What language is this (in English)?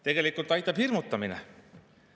Estonian